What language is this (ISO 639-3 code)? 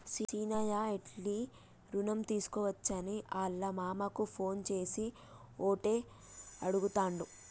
tel